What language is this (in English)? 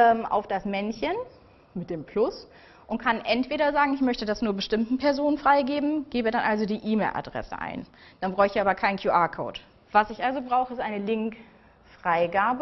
German